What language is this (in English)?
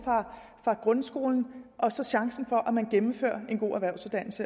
Danish